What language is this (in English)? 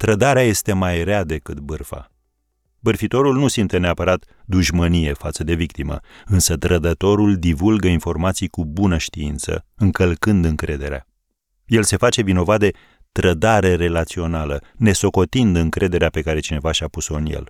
Romanian